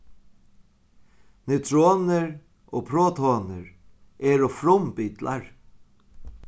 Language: Faroese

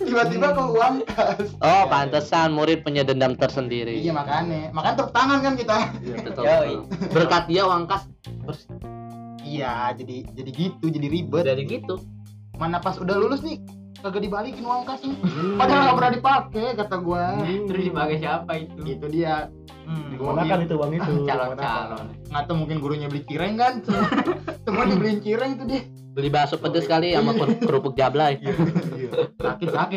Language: Indonesian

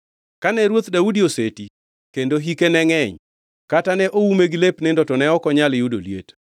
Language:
Luo (Kenya and Tanzania)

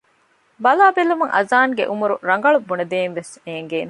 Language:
Divehi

